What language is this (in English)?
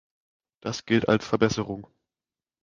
German